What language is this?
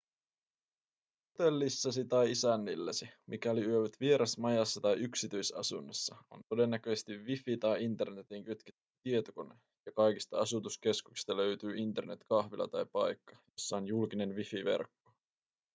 Finnish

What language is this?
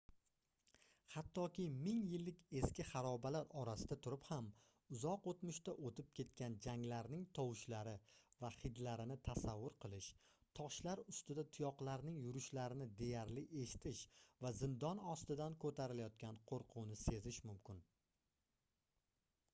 Uzbek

